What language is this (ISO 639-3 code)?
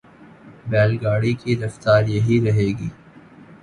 urd